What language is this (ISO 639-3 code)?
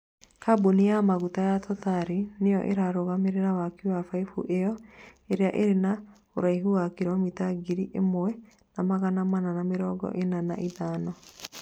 kik